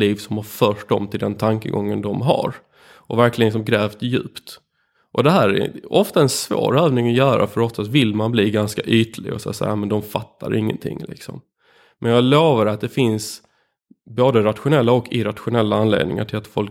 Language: Swedish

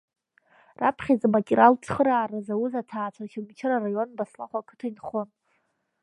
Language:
Abkhazian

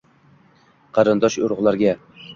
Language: Uzbek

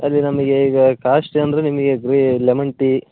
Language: Kannada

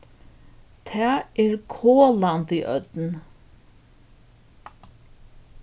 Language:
Faroese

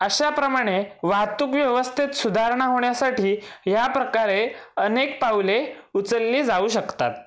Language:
Marathi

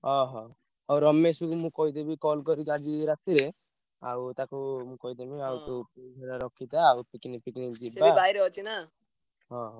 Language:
Odia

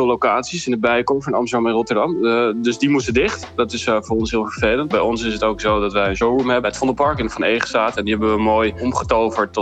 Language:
Dutch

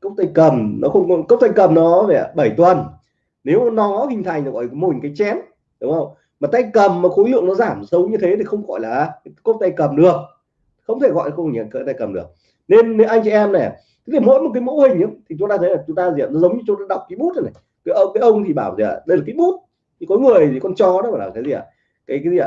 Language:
Vietnamese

